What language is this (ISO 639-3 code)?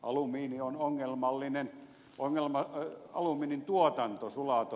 fin